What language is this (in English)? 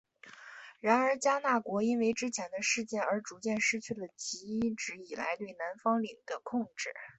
Chinese